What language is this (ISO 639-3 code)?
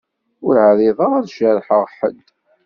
kab